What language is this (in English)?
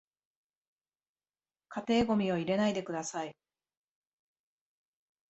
Japanese